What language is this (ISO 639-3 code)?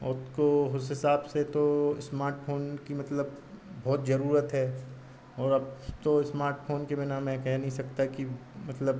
hin